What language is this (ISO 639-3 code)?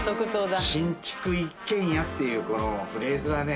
jpn